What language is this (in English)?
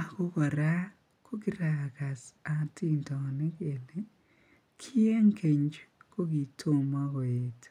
Kalenjin